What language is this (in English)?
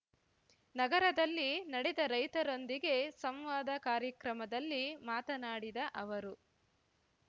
Kannada